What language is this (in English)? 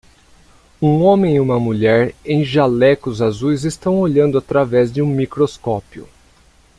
Portuguese